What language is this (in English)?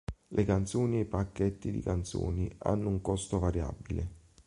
Italian